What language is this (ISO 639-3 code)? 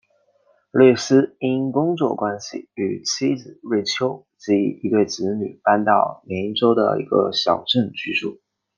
zho